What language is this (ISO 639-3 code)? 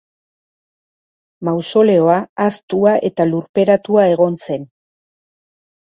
eus